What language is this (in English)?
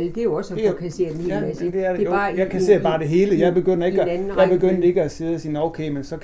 Danish